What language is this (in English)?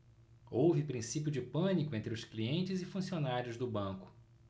Portuguese